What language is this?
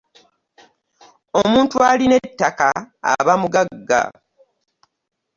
Ganda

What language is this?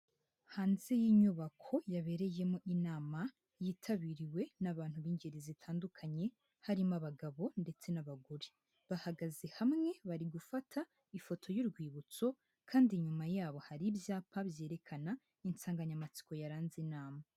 Kinyarwanda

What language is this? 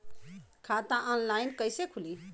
Bhojpuri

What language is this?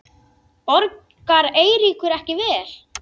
Icelandic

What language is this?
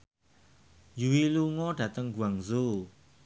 Javanese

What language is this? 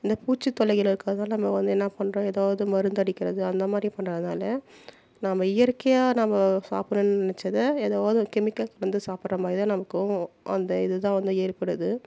Tamil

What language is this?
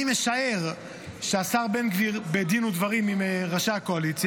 Hebrew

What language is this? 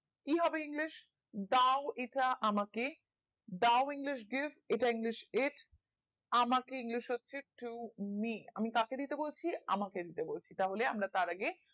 Bangla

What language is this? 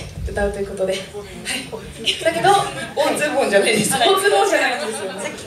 Japanese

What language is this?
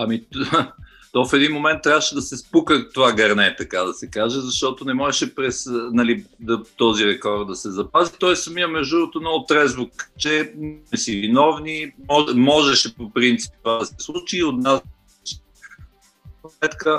Bulgarian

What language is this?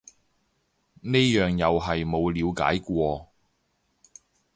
Cantonese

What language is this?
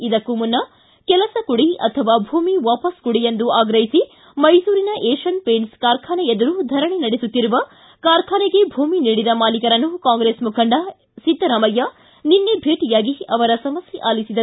Kannada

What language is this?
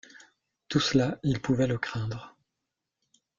French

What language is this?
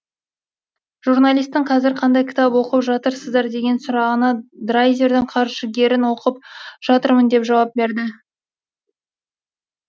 Kazakh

